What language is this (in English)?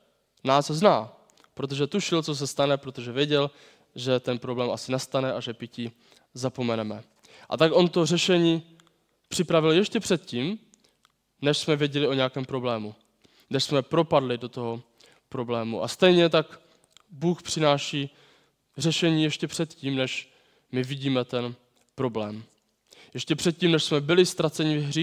Czech